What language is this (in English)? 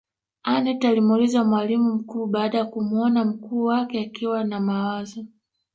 Swahili